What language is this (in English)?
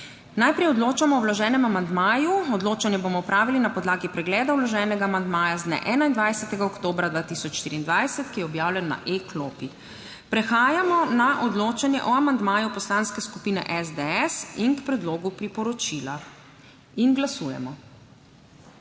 Slovenian